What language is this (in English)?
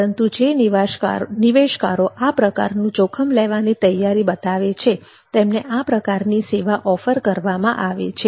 Gujarati